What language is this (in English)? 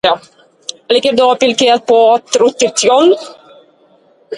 Norwegian Bokmål